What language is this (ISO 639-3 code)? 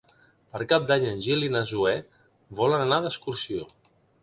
cat